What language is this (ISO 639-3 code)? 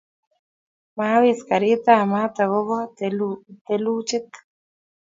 kln